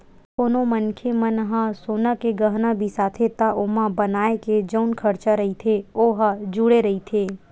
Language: Chhattisgarhi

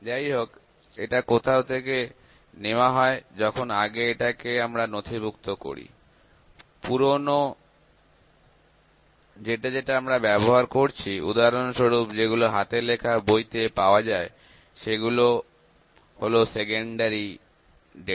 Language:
Bangla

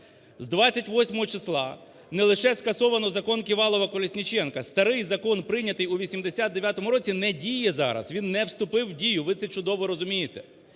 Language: Ukrainian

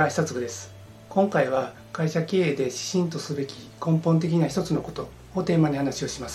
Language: Japanese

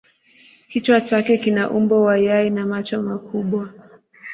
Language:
Swahili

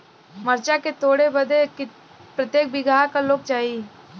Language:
Bhojpuri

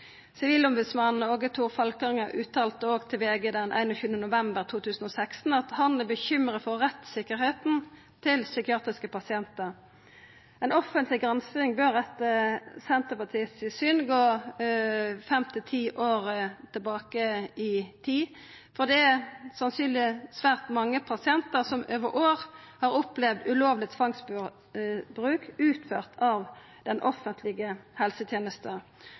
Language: Norwegian Nynorsk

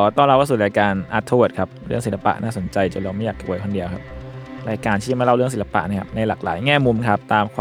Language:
Thai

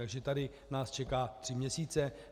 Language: Czech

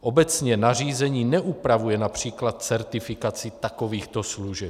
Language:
Czech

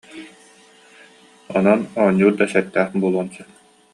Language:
Yakut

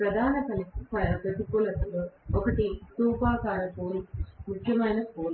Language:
Telugu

